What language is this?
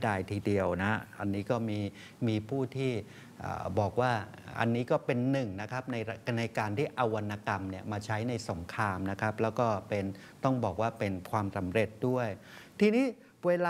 Thai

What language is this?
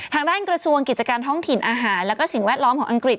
Thai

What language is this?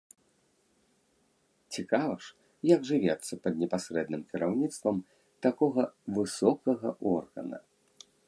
Belarusian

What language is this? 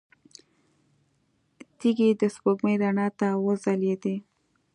Pashto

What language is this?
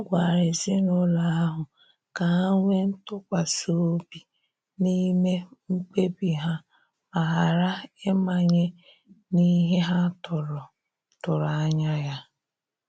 Igbo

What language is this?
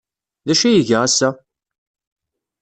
Kabyle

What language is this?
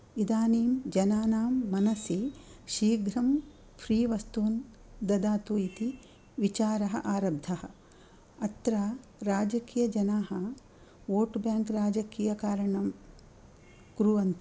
Sanskrit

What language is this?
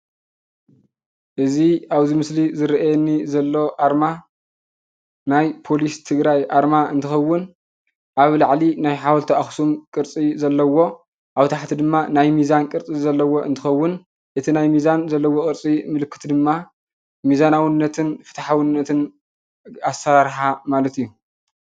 Tigrinya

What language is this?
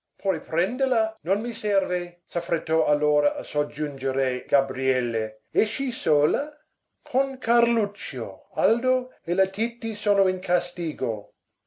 Italian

